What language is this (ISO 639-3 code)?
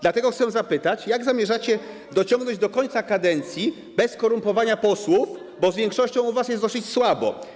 pol